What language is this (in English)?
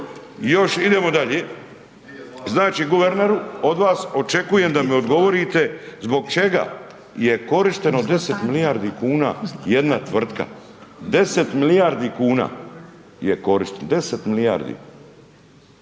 Croatian